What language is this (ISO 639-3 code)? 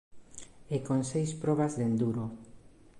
glg